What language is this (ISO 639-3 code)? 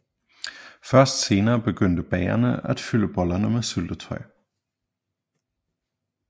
dan